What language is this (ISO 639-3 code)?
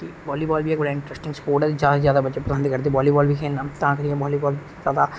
doi